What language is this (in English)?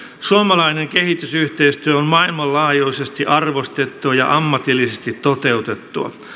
Finnish